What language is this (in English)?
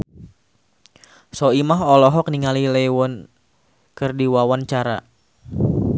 Sundanese